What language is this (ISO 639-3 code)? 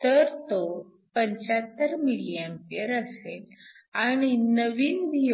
mar